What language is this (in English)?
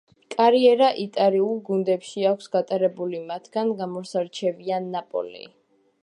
Georgian